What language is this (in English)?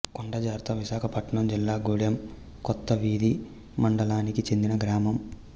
Telugu